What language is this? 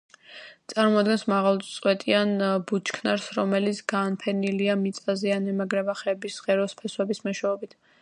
Georgian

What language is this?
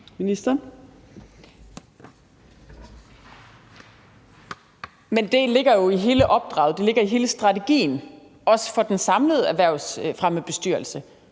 Danish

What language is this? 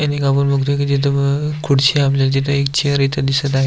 Marathi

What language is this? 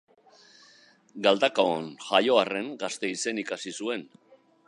Basque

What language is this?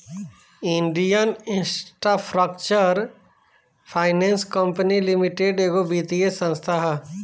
Bhojpuri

